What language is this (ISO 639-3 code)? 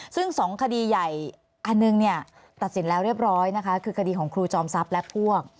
tha